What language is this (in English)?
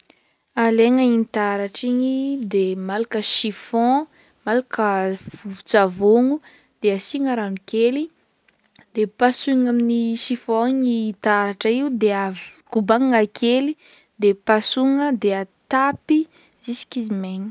Northern Betsimisaraka Malagasy